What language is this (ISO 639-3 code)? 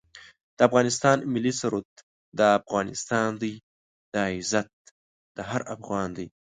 pus